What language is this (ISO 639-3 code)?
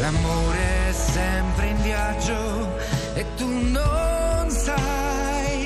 ita